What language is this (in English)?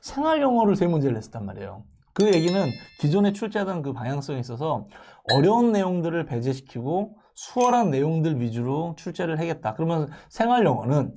Korean